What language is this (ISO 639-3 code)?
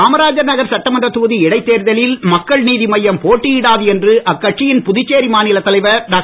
tam